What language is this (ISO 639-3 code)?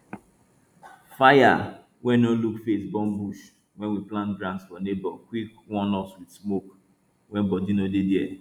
pcm